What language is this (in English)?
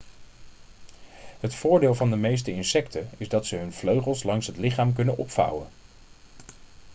Dutch